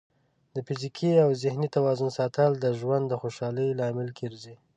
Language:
Pashto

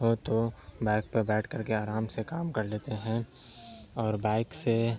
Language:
Urdu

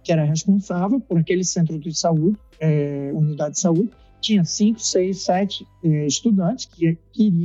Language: Portuguese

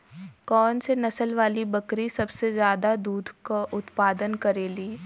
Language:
Bhojpuri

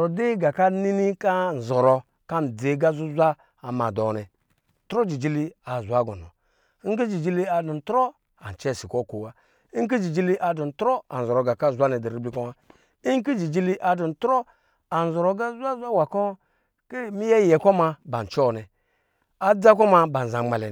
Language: Lijili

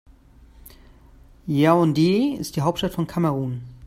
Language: German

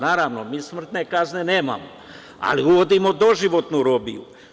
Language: Serbian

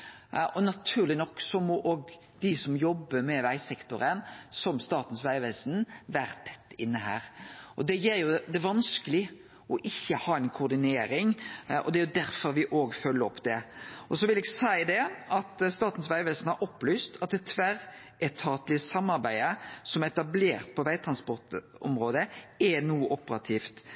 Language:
Norwegian Nynorsk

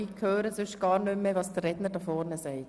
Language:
Swiss German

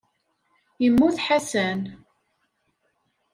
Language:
Kabyle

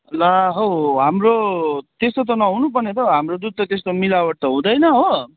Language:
Nepali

